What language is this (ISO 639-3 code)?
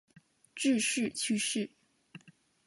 zho